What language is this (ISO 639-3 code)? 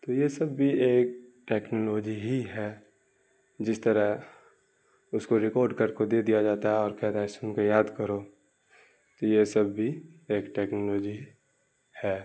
urd